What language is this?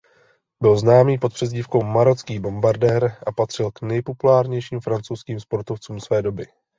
Czech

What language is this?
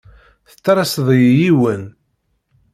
Kabyle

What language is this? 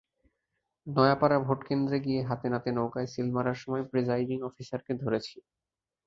Bangla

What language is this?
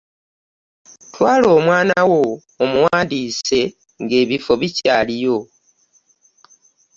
Ganda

